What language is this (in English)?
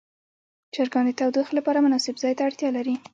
Pashto